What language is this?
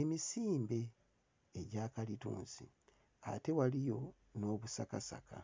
Ganda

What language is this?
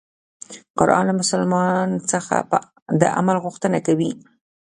Pashto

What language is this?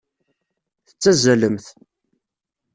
Kabyle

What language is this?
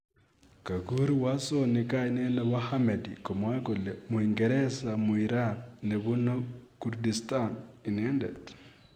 Kalenjin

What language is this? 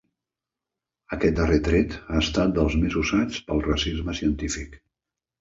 Catalan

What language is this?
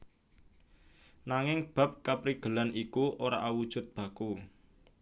Javanese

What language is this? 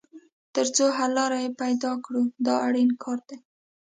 Pashto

